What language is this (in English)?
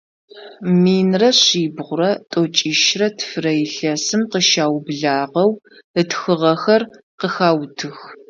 Adyghe